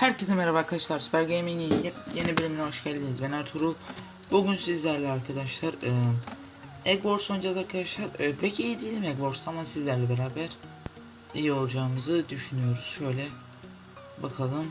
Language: Turkish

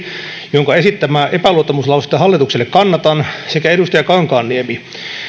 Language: Finnish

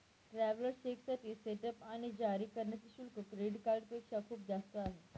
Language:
Marathi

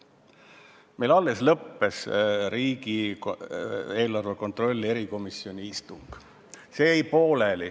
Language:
Estonian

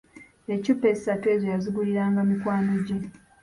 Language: Ganda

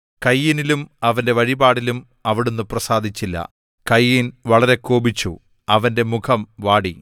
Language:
Malayalam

